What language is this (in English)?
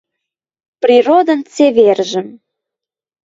Western Mari